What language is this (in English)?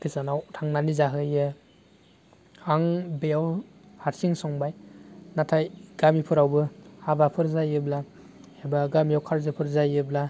Bodo